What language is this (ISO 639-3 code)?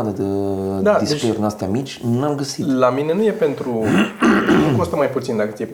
ron